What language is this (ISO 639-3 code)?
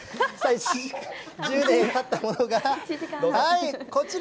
jpn